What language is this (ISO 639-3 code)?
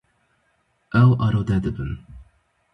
kur